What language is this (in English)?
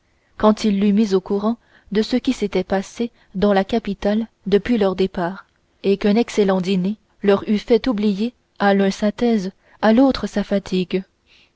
French